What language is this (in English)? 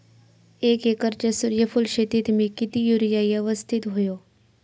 Marathi